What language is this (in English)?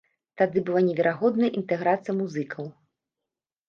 Belarusian